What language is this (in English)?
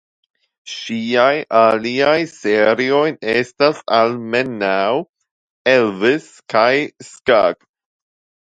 Esperanto